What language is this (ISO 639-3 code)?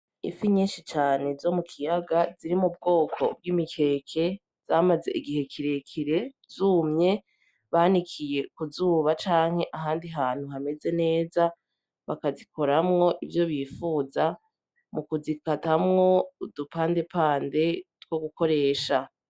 run